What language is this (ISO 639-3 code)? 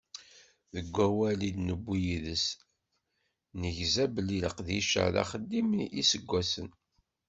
kab